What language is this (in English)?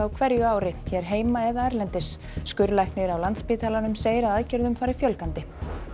Icelandic